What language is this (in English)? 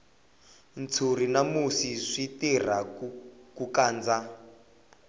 Tsonga